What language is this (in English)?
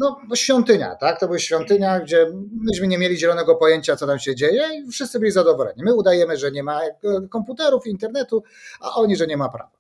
Polish